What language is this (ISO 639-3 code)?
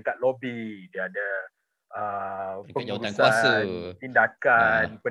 msa